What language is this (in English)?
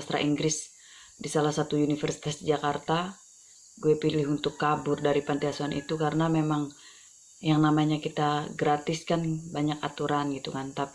Indonesian